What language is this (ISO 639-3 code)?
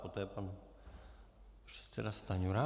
ces